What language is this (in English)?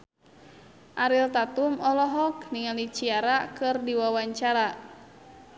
Sundanese